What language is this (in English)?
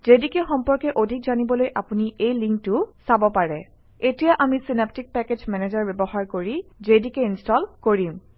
Assamese